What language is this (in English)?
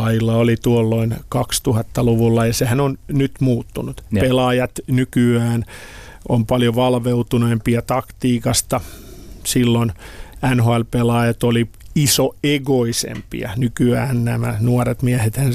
Finnish